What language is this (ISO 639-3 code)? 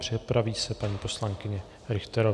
ces